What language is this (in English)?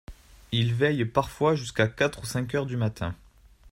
French